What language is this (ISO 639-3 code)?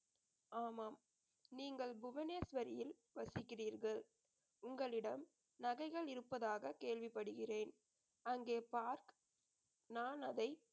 tam